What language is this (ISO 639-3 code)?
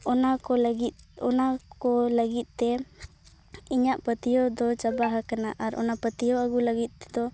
sat